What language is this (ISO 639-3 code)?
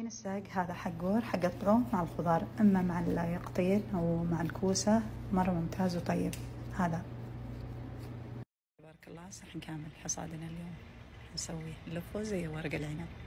ara